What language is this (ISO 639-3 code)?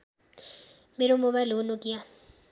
nep